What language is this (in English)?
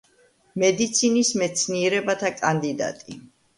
Georgian